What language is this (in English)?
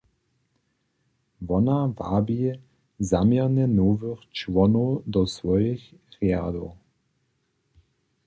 Upper Sorbian